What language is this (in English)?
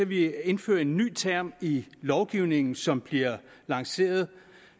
Danish